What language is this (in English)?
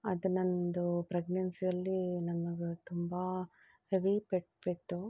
Kannada